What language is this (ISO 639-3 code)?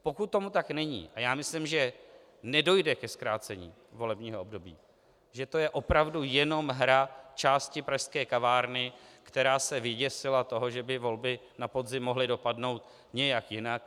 ces